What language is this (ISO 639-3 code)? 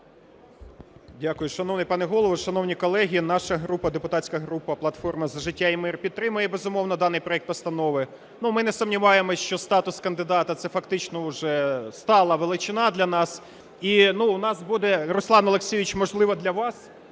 ukr